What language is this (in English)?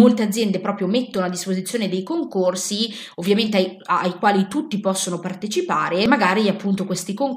Italian